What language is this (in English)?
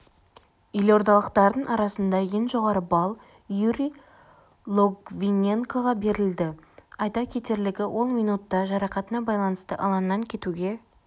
Kazakh